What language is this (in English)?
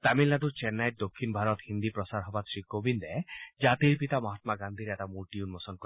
Assamese